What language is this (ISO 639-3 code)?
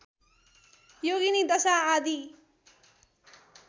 nep